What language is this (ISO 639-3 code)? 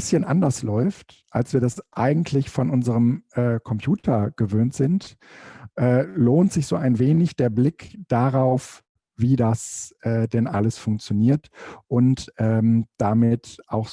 deu